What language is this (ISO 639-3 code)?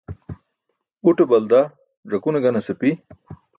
bsk